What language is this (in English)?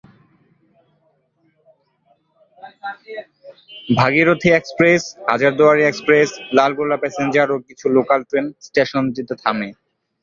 Bangla